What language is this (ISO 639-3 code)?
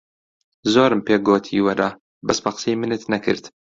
ckb